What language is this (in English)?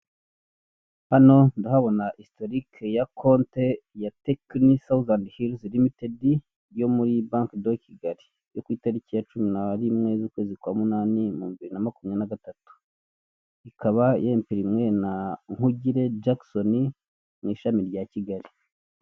Kinyarwanda